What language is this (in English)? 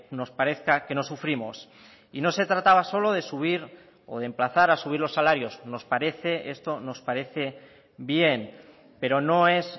Spanish